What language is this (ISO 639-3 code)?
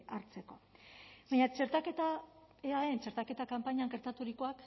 eus